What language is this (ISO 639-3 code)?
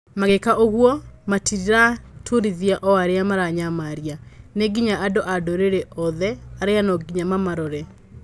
kik